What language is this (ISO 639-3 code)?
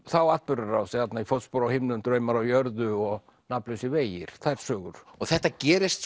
isl